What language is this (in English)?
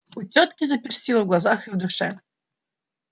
Russian